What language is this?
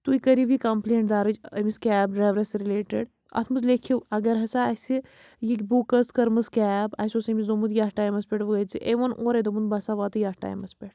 Kashmiri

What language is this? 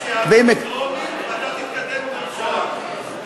Hebrew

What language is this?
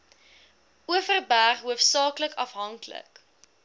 Afrikaans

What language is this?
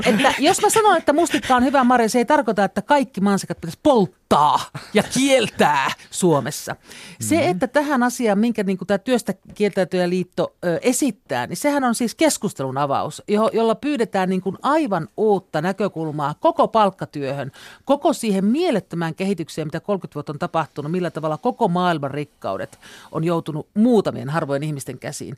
Finnish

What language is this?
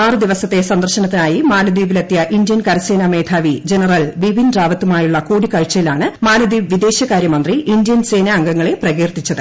Malayalam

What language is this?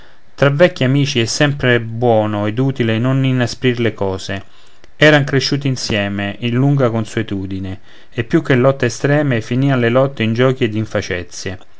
Italian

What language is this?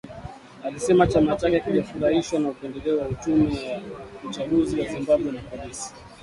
Swahili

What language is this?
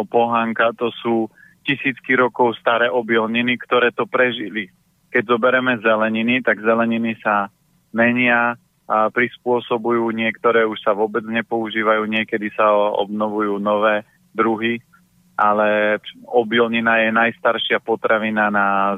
Slovak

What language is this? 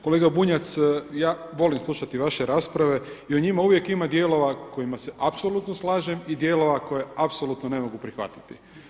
Croatian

